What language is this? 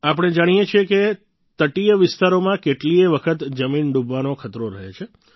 Gujarati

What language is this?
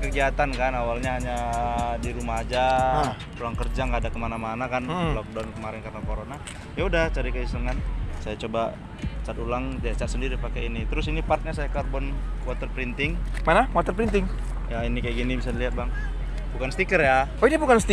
Indonesian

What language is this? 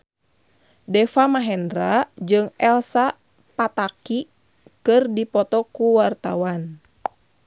Sundanese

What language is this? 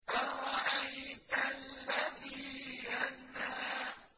Arabic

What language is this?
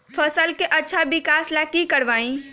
Magahi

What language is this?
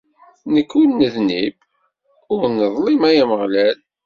Kabyle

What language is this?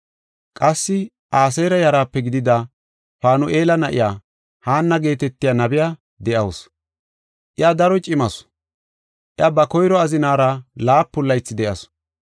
Gofa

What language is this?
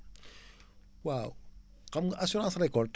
Wolof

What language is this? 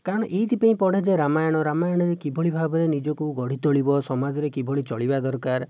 Odia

